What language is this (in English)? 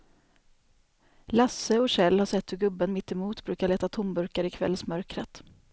Swedish